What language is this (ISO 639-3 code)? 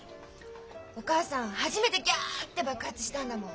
jpn